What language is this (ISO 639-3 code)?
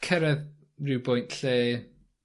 cym